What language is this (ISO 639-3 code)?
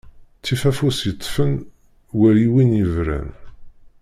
kab